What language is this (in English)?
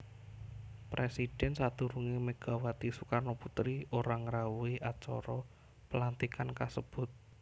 Javanese